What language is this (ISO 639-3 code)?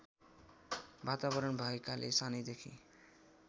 nep